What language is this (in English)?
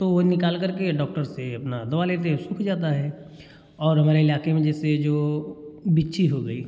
Hindi